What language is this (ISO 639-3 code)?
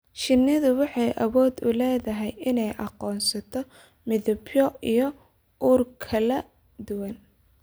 som